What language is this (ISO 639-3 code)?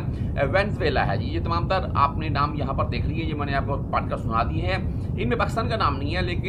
hin